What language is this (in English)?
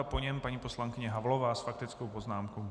Czech